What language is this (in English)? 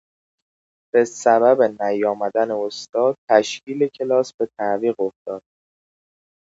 Persian